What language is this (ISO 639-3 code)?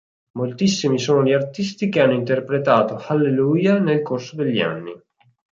ita